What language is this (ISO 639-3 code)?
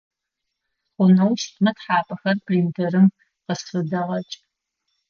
ady